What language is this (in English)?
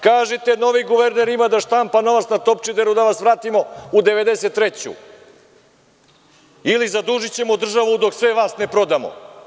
Serbian